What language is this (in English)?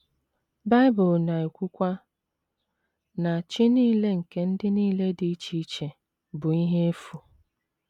Igbo